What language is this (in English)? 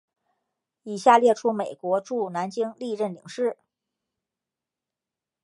Chinese